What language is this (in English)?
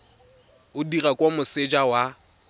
Tswana